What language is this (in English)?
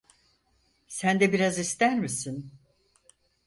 Turkish